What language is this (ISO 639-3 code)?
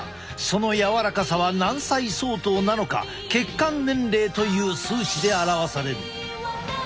jpn